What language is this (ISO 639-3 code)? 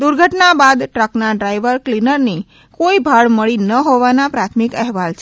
guj